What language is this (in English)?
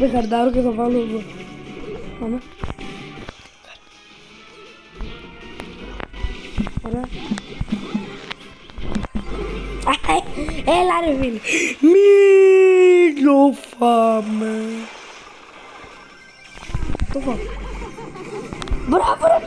Greek